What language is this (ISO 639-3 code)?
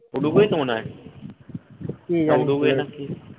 ben